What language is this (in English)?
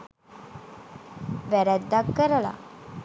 Sinhala